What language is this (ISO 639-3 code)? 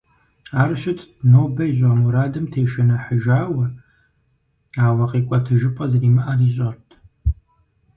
kbd